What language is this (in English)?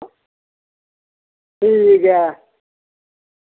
Dogri